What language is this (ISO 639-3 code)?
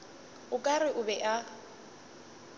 nso